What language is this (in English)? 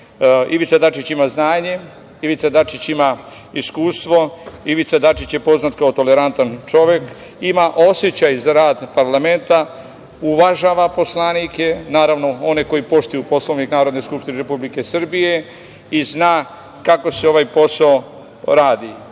Serbian